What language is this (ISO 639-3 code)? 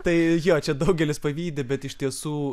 lit